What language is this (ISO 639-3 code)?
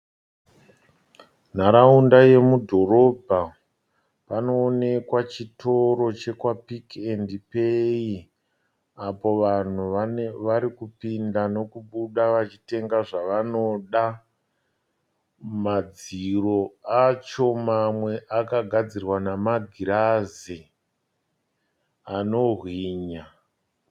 sna